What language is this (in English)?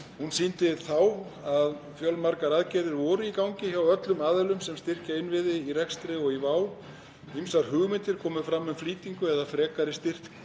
Icelandic